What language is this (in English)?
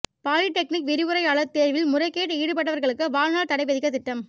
Tamil